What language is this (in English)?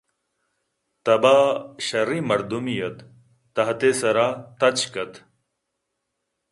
Eastern Balochi